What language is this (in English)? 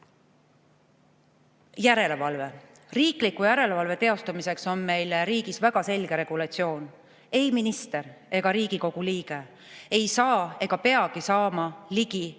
Estonian